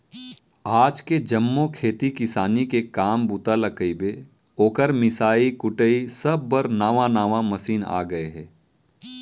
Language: Chhattisgarhi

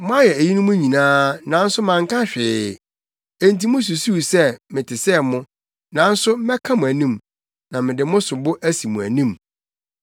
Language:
Akan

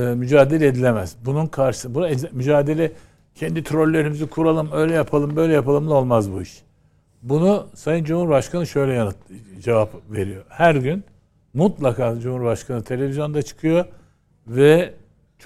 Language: Turkish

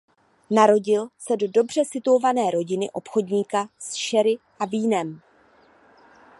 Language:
Czech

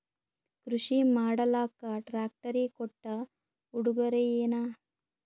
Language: Kannada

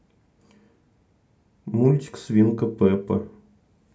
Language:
Russian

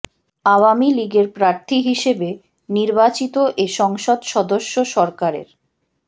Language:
Bangla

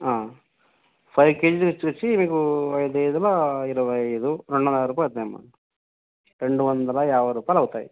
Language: Telugu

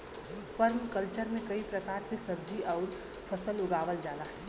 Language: Bhojpuri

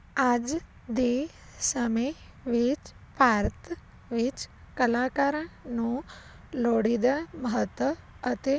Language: Punjabi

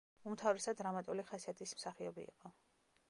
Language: Georgian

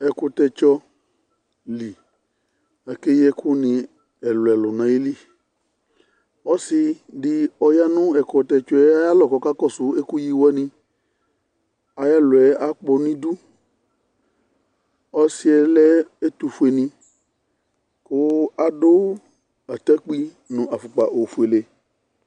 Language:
Ikposo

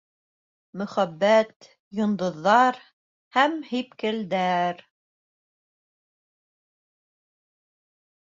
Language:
Bashkir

